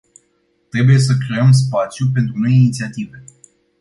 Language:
Romanian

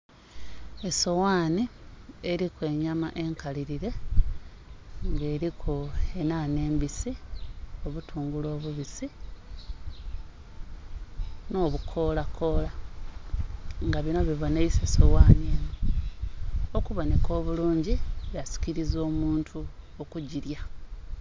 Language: Soga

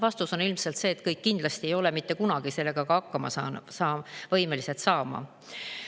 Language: Estonian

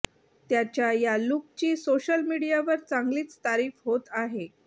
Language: Marathi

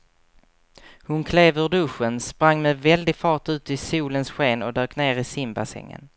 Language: Swedish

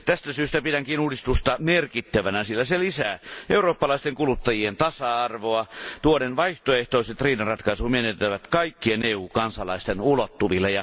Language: Finnish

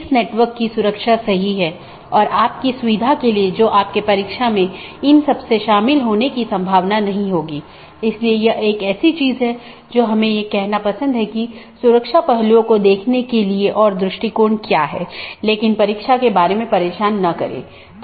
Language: Hindi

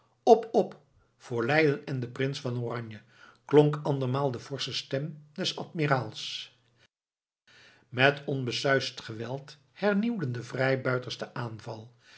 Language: Dutch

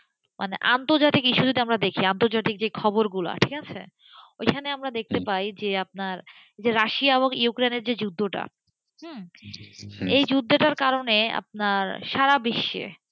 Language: Bangla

